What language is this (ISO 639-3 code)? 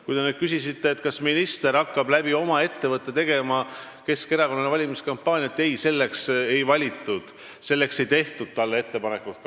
est